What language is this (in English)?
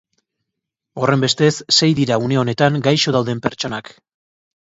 Basque